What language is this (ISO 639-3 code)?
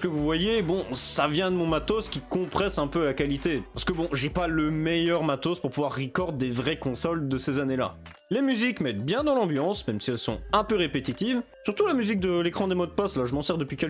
fra